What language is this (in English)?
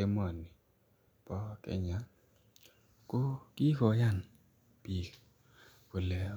Kalenjin